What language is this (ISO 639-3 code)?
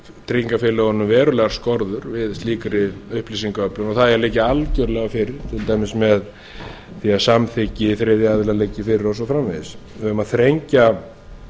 isl